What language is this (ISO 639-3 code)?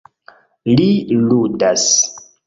epo